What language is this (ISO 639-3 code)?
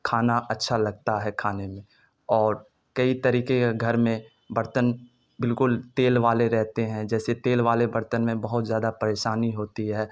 urd